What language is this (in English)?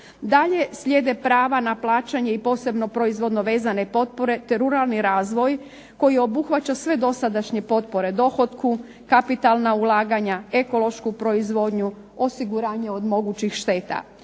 Croatian